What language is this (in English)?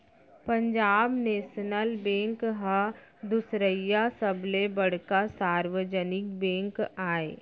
Chhattisgarhi